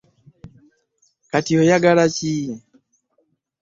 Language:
Ganda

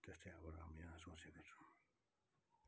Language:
Nepali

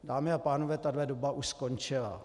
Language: Czech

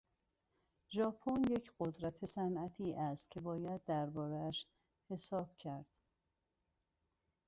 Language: Persian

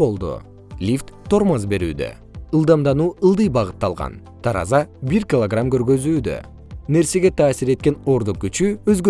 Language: Kyrgyz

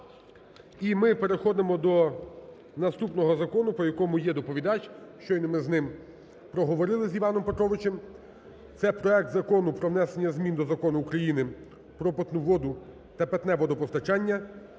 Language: Ukrainian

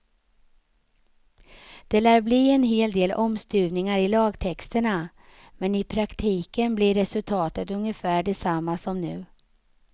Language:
Swedish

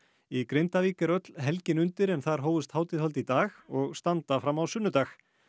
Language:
Icelandic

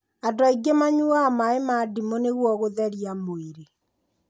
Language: Kikuyu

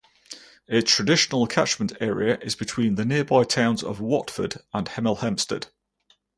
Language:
English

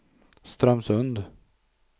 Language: Swedish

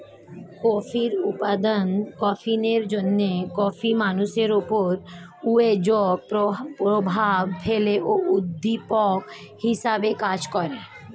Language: Bangla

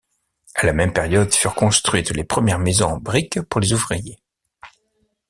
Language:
French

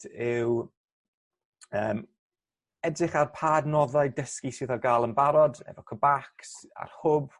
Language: Welsh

